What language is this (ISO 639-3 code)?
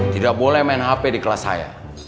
ind